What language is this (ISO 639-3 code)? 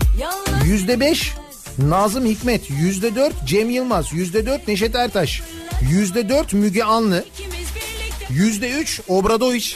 tur